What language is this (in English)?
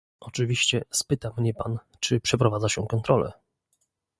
Polish